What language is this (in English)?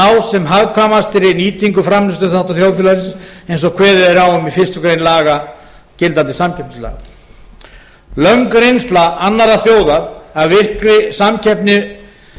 Icelandic